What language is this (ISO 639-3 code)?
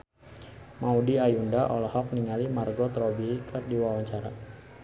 sun